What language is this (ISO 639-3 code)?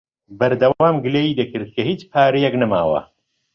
ckb